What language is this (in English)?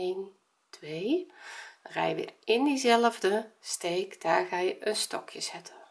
Dutch